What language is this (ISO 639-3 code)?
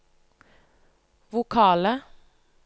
nor